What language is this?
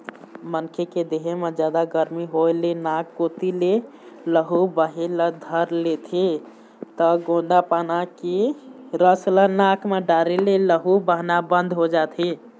Chhattisgarhi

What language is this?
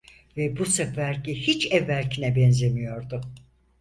Turkish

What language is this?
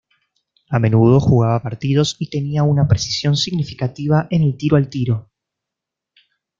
Spanish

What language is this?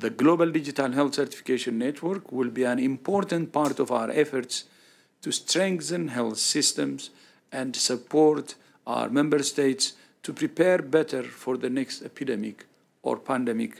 Dutch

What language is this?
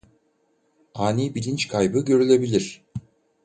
Turkish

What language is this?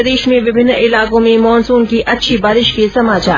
Hindi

